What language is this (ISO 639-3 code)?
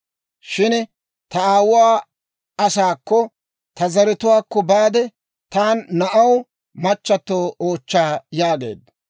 dwr